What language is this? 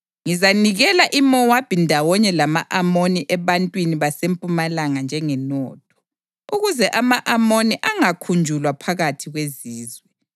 North Ndebele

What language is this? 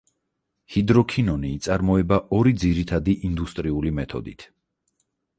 Georgian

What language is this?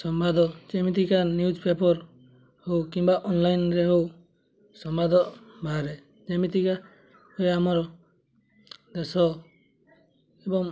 Odia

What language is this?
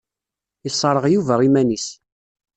Kabyle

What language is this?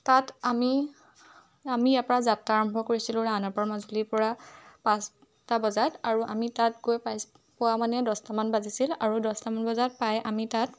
Assamese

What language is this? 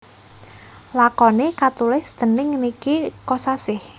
Javanese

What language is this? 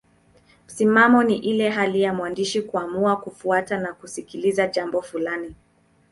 Swahili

